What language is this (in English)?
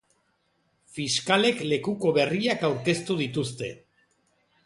Basque